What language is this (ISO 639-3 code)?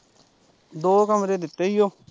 pan